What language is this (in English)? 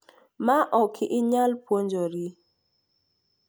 Luo (Kenya and Tanzania)